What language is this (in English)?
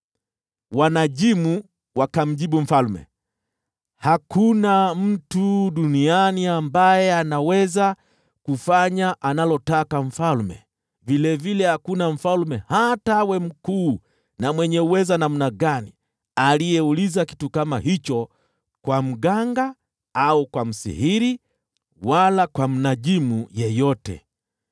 Swahili